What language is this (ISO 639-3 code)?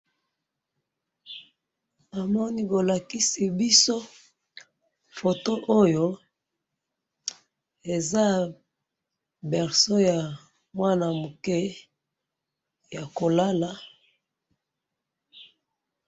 lin